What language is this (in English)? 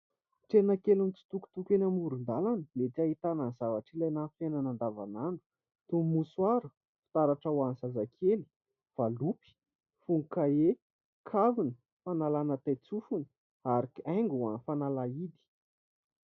Malagasy